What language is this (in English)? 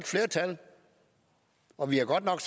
Danish